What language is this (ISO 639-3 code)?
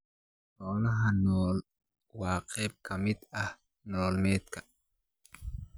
som